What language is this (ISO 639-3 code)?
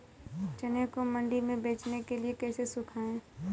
hin